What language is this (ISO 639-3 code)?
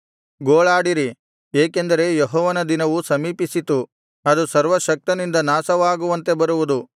kan